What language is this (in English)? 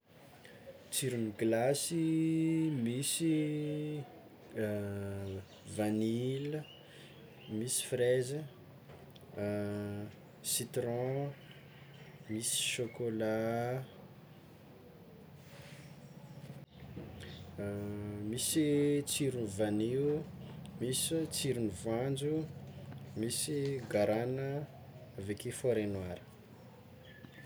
Tsimihety Malagasy